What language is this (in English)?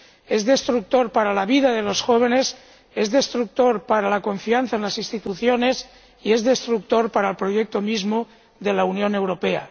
Spanish